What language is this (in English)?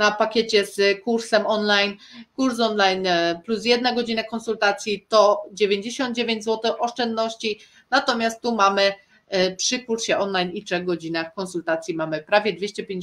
Polish